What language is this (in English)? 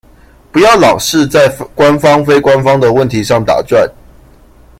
Chinese